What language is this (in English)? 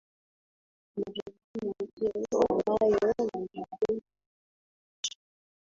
Swahili